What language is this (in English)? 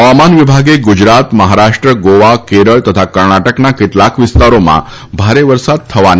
Gujarati